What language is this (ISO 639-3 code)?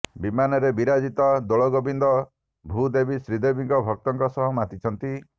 ori